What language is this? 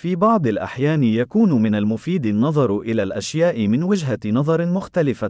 Greek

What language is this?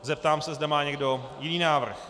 Czech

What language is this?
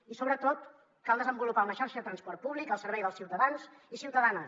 Catalan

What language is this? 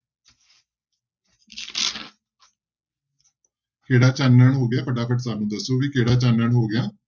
Punjabi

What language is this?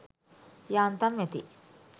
Sinhala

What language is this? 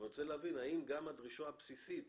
Hebrew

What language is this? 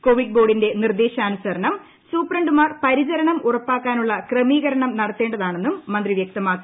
Malayalam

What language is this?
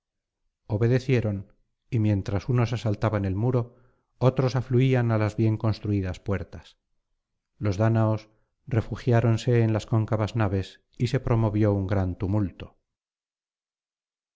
Spanish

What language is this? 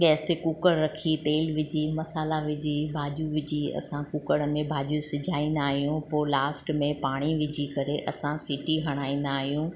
Sindhi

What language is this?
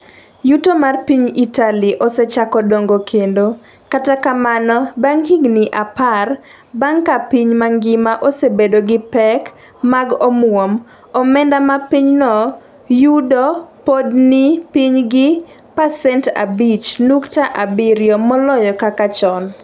Luo (Kenya and Tanzania)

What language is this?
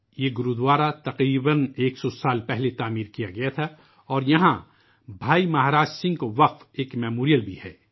Urdu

